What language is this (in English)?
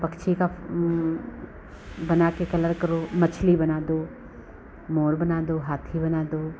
Hindi